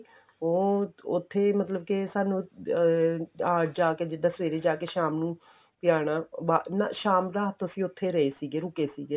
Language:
Punjabi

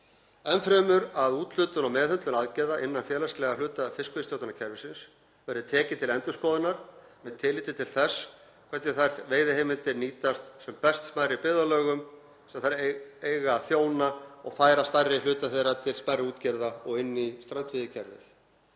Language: Icelandic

